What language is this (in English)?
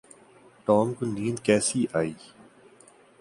Urdu